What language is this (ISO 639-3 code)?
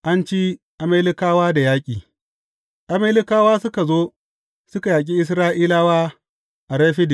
hau